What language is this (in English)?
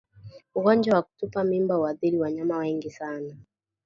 Swahili